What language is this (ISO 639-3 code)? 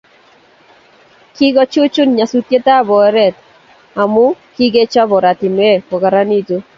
kln